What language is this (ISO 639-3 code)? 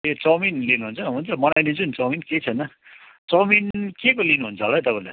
nep